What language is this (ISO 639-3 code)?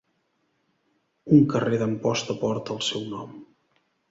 cat